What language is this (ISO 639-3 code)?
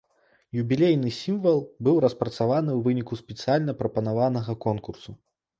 bel